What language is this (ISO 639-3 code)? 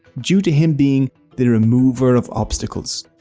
eng